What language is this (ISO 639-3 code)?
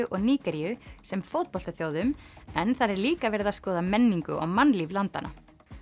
isl